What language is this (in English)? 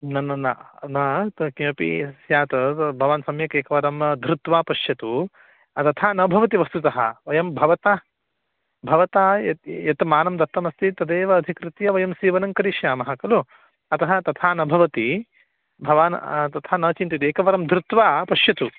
Sanskrit